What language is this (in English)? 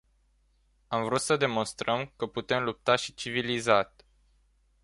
Romanian